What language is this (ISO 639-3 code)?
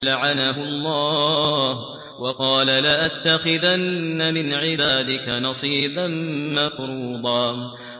ara